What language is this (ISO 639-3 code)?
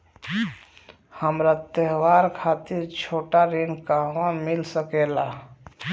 bho